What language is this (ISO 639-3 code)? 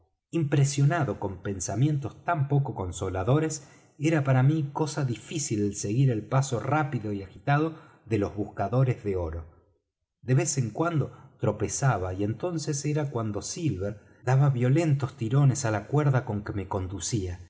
spa